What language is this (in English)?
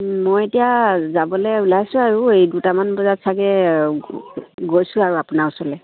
Assamese